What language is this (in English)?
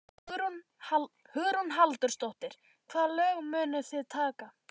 Icelandic